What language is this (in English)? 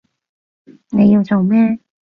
Cantonese